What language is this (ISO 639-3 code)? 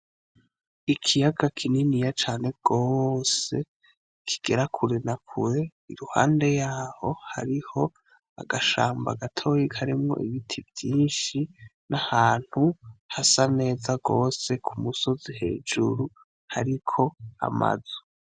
run